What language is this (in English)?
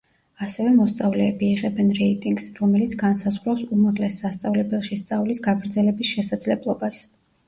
Georgian